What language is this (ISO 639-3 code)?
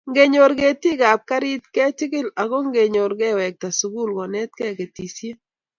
kln